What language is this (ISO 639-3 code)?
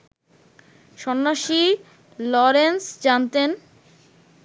ben